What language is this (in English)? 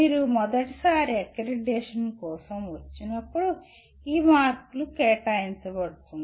Telugu